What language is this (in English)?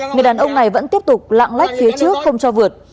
Vietnamese